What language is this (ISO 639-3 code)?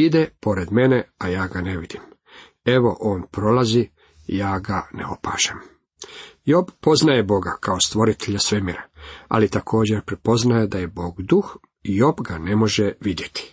hrv